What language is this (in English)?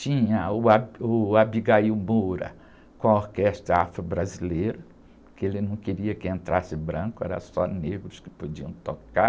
Portuguese